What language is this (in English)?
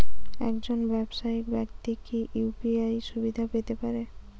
Bangla